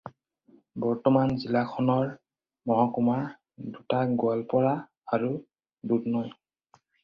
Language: Assamese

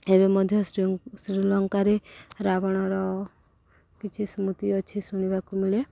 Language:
Odia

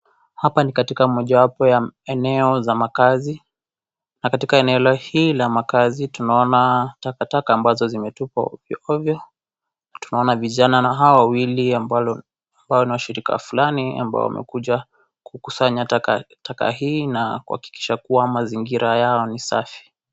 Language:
Swahili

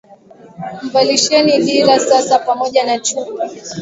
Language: Swahili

